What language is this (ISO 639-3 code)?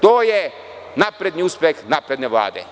srp